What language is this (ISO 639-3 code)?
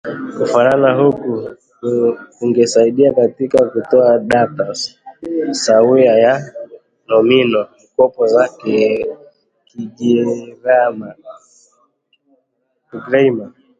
swa